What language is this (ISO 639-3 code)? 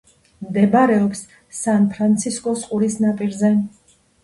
kat